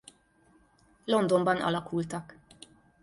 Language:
Hungarian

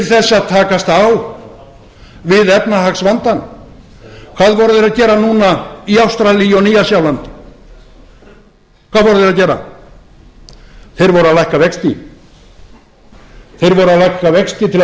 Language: Icelandic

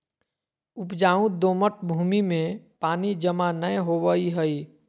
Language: Magahi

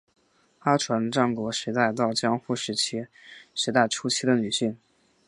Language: Chinese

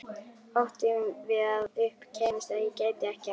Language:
Icelandic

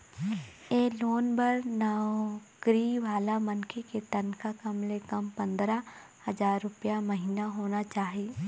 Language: Chhattisgarhi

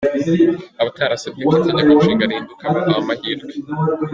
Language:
Kinyarwanda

